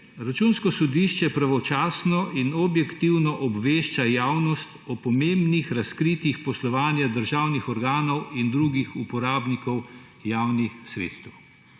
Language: Slovenian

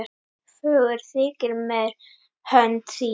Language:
Icelandic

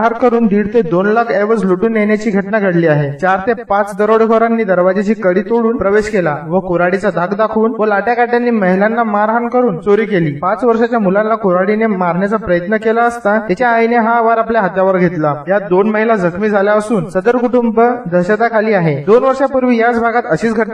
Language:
Hindi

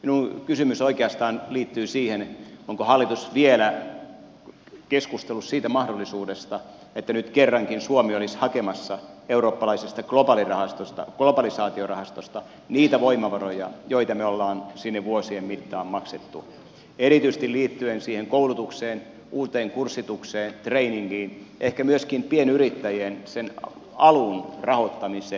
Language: Finnish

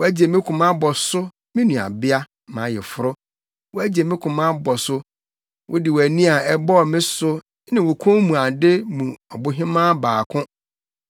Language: Akan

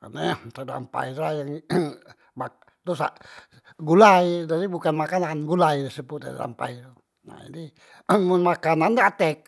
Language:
Musi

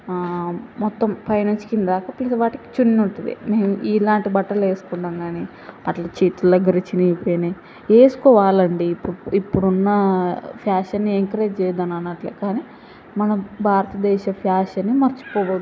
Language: Telugu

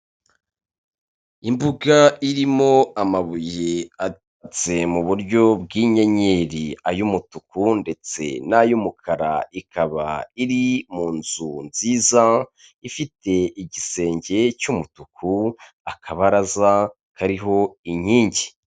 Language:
Kinyarwanda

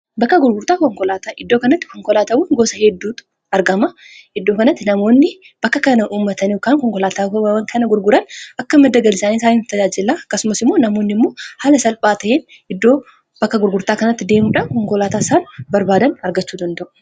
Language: Oromo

